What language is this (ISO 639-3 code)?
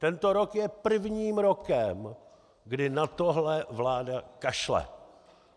ces